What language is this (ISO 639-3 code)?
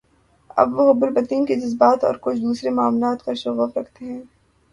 urd